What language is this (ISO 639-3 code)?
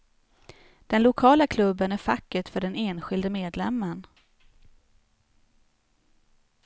swe